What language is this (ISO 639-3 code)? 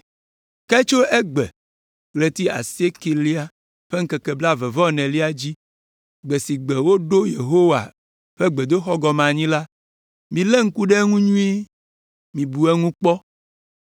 ewe